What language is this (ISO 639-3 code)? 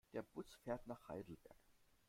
deu